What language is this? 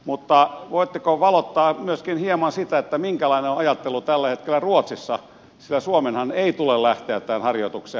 Finnish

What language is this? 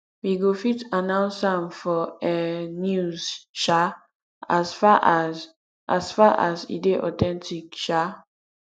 Nigerian Pidgin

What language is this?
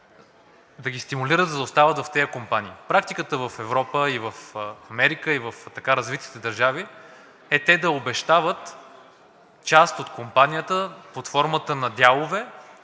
Bulgarian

